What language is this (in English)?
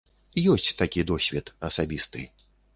Belarusian